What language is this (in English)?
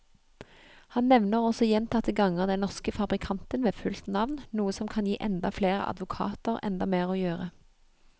Norwegian